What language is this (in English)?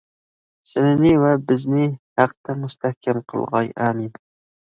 Uyghur